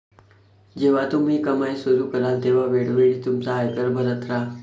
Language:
Marathi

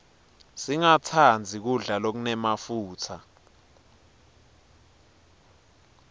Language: Swati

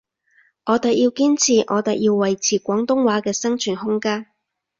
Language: Cantonese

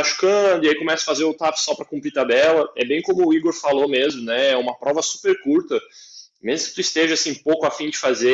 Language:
Portuguese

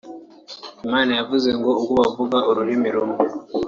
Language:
Kinyarwanda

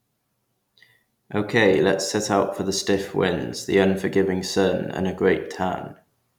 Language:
English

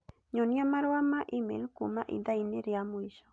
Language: Kikuyu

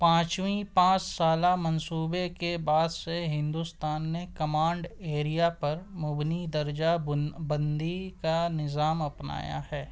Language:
Urdu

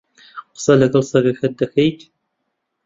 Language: Central Kurdish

